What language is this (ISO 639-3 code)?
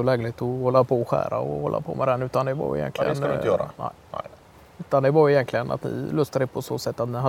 swe